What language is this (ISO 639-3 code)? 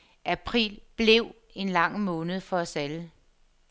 dan